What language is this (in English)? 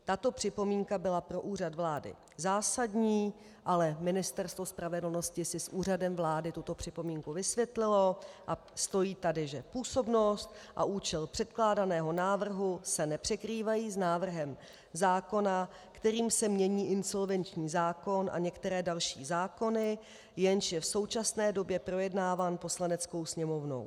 Czech